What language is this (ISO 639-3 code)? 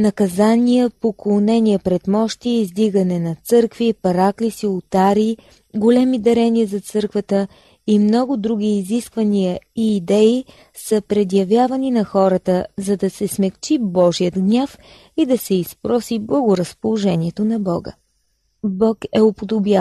bul